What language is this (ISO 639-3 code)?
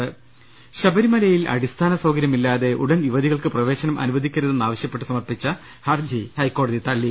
mal